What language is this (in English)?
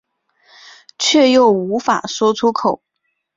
Chinese